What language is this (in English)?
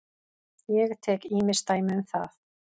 Icelandic